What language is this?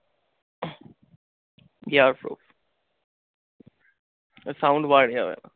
Bangla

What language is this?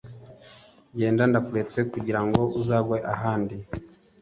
Kinyarwanda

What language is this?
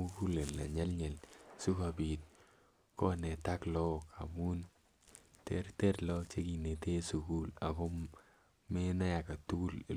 Kalenjin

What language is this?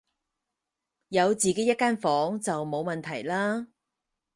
Cantonese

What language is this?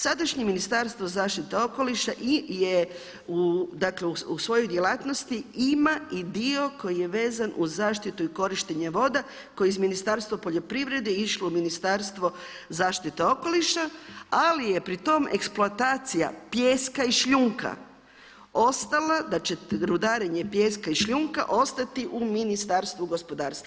Croatian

